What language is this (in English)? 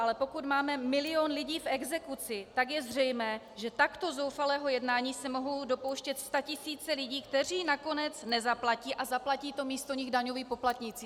Czech